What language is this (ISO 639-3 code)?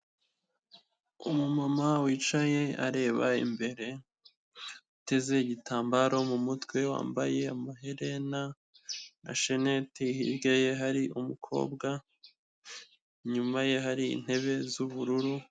kin